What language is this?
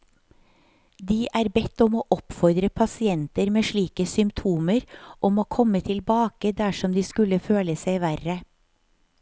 Norwegian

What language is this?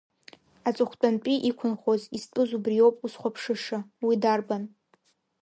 Abkhazian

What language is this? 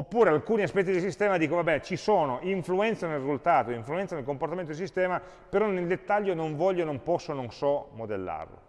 Italian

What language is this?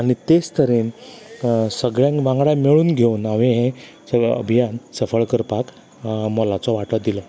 Konkani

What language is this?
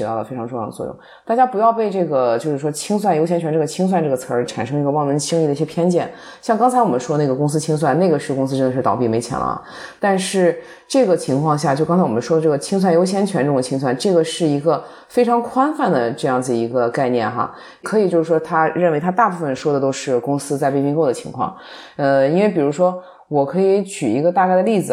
Chinese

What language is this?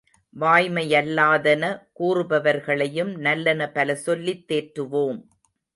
Tamil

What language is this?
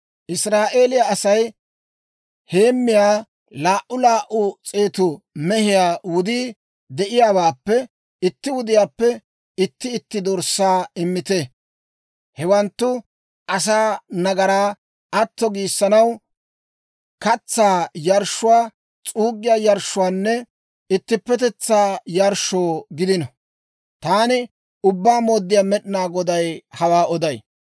Dawro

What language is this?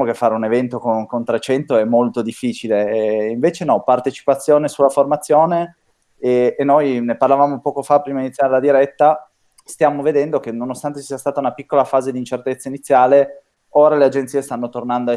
Italian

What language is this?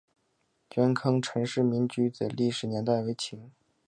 Chinese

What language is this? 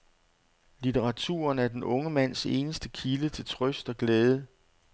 Danish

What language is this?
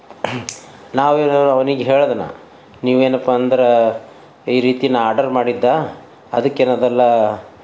Kannada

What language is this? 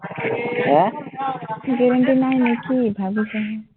Assamese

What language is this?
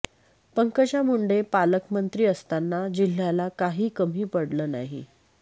Marathi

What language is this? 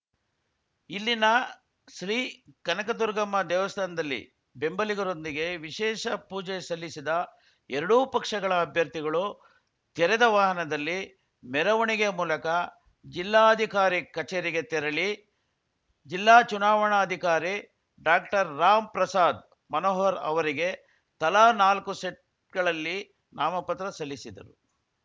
Kannada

